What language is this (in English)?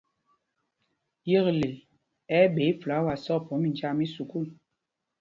Mpumpong